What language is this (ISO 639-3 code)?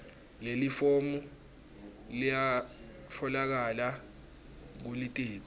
ssw